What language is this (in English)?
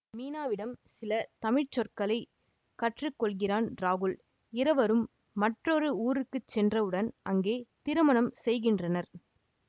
Tamil